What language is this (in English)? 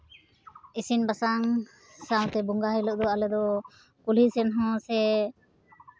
Santali